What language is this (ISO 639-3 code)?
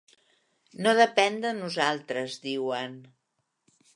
cat